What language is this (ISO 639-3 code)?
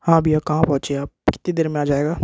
hin